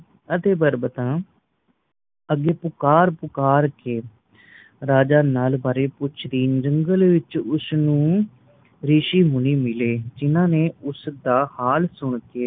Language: Punjabi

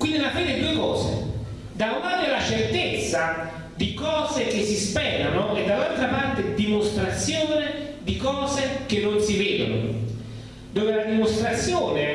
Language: Italian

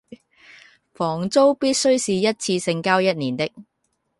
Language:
Cantonese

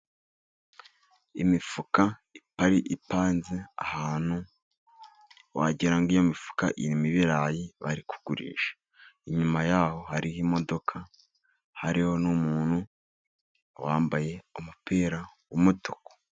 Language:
Kinyarwanda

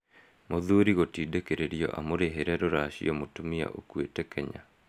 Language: Kikuyu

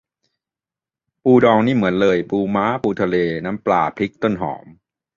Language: Thai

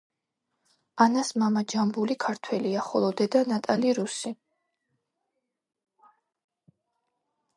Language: Georgian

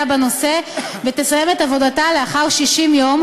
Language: Hebrew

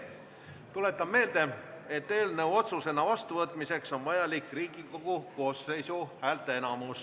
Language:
Estonian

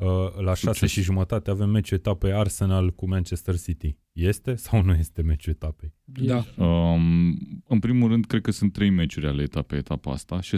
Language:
Romanian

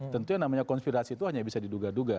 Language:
Indonesian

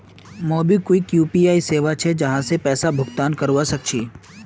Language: Magahi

